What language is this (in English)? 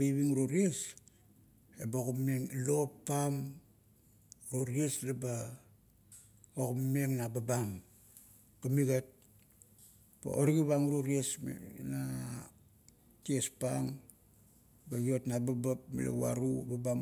Kuot